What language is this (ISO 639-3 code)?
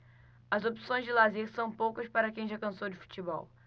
por